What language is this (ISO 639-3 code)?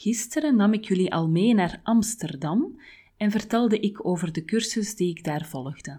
nld